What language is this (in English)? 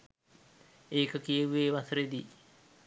Sinhala